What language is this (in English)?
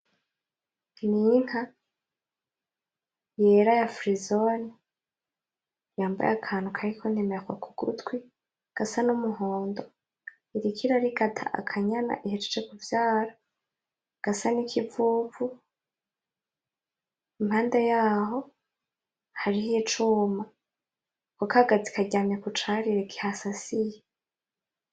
Rundi